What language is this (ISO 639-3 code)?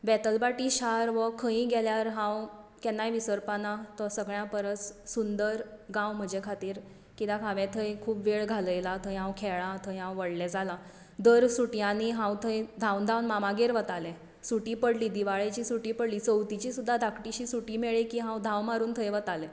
kok